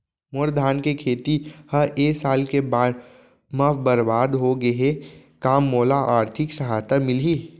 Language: Chhattisgarhi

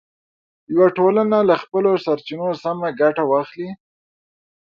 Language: Pashto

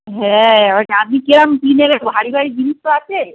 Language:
Bangla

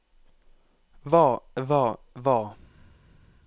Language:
Norwegian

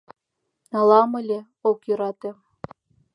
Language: Mari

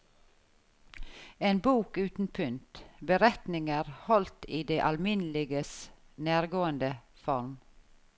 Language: Norwegian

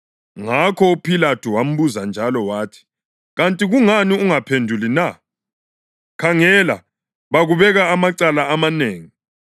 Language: North Ndebele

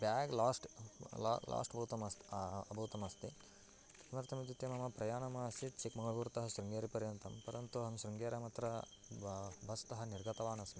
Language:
Sanskrit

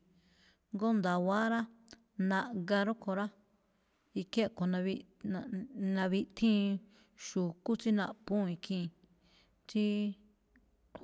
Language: Malinaltepec Me'phaa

